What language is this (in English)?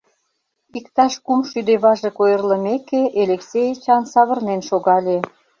Mari